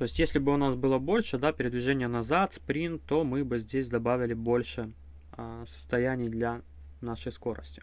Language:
Russian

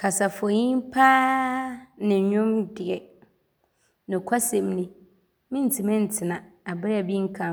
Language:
Abron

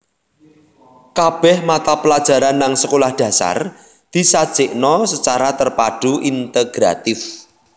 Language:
Javanese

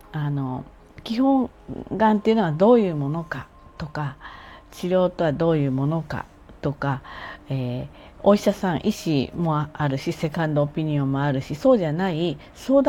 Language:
Japanese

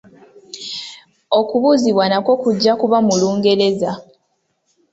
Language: Ganda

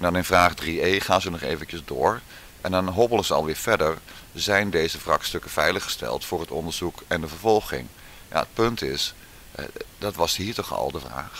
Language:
Dutch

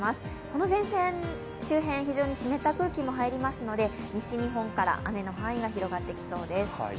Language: Japanese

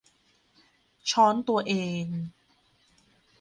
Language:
Thai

